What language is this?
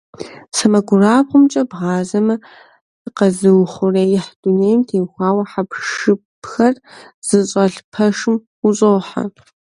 Kabardian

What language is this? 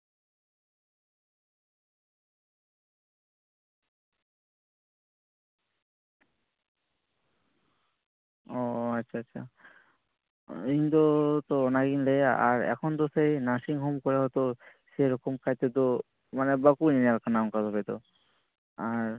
Santali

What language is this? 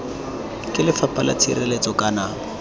Tswana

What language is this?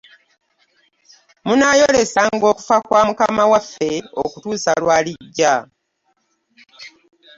Ganda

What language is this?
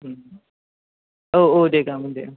Bodo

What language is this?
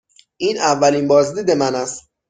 Persian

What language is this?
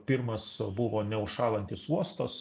Lithuanian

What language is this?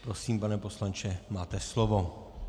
Czech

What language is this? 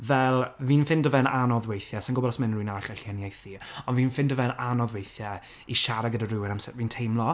Welsh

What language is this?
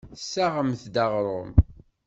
Kabyle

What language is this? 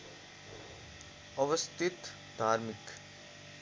Nepali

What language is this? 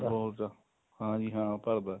Punjabi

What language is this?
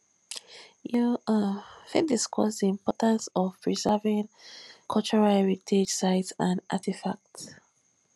Nigerian Pidgin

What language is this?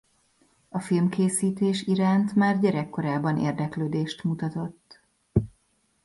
Hungarian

